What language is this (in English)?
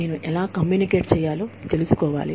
Telugu